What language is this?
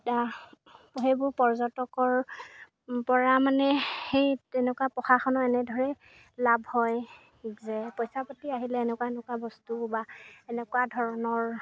Assamese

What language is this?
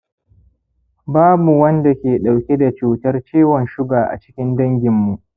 Hausa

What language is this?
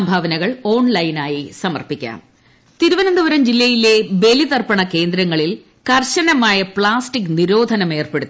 Malayalam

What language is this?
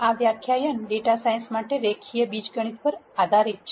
Gujarati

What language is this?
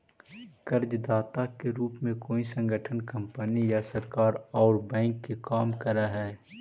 Magahi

